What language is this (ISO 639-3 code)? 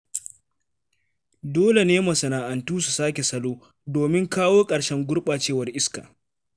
hau